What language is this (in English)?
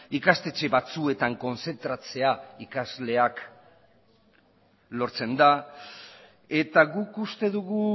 Basque